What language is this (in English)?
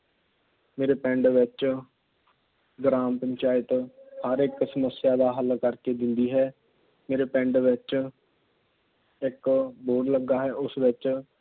Punjabi